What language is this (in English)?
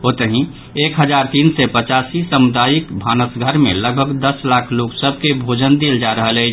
Maithili